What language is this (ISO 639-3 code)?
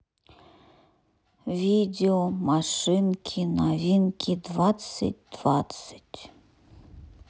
rus